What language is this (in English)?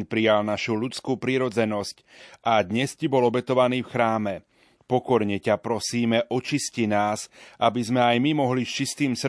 Slovak